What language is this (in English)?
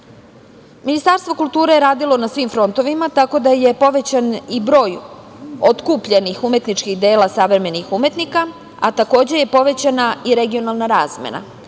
Serbian